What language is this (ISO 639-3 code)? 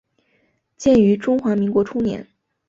zho